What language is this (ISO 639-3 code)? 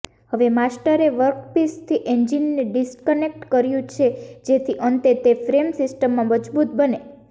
guj